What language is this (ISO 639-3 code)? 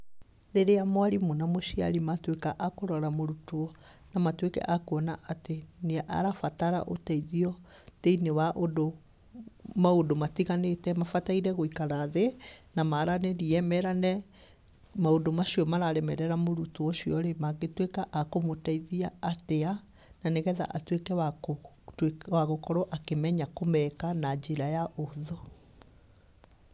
kik